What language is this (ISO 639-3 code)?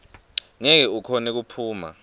ssw